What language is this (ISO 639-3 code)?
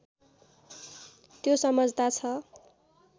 nep